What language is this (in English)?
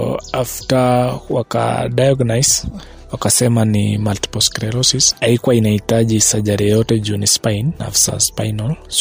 Swahili